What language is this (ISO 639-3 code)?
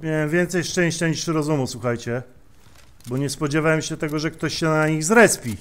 pol